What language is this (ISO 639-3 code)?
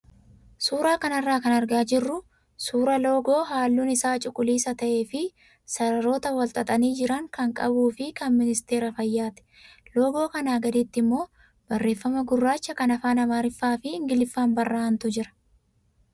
orm